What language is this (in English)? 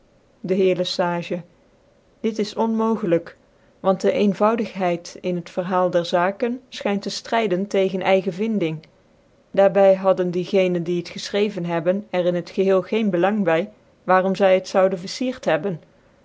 Dutch